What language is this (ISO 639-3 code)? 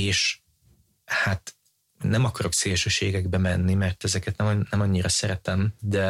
hun